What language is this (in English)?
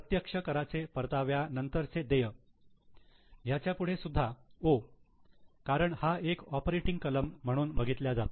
Marathi